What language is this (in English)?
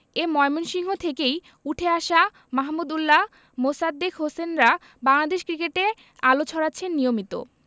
Bangla